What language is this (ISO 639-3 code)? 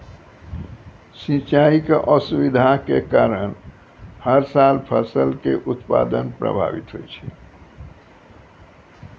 mai